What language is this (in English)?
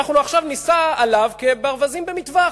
Hebrew